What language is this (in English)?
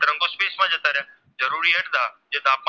Gujarati